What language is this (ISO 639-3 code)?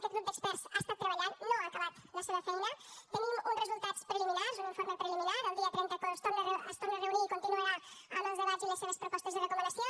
cat